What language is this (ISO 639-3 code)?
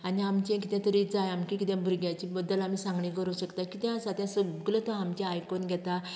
kok